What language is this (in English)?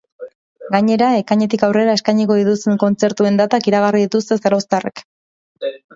Basque